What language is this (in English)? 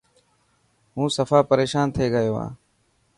Dhatki